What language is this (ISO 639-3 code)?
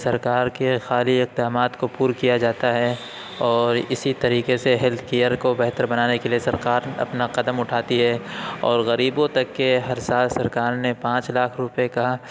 urd